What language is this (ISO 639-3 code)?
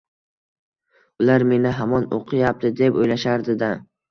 uzb